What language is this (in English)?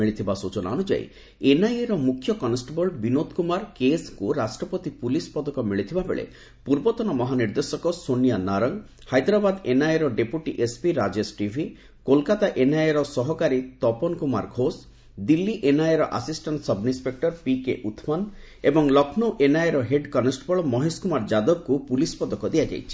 Odia